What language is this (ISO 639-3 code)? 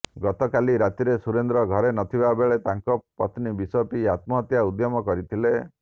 ori